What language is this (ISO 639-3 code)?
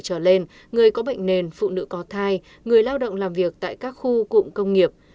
vie